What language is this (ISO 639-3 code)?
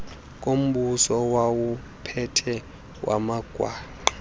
xho